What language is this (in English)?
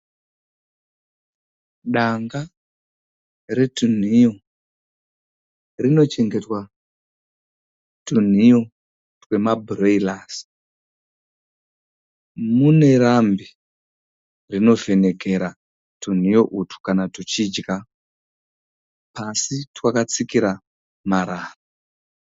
Shona